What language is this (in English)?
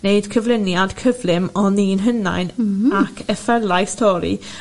Welsh